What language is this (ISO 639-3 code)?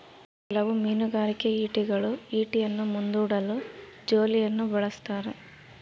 kan